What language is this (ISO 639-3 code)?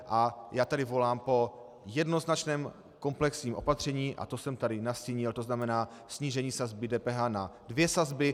ces